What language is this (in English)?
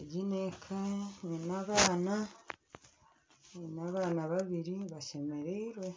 Nyankole